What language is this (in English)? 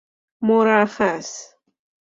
Persian